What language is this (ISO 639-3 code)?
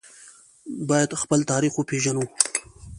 pus